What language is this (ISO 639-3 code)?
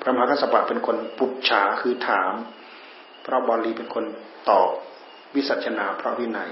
tha